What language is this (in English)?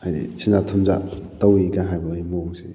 Manipuri